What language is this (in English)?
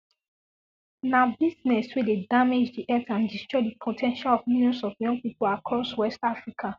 Nigerian Pidgin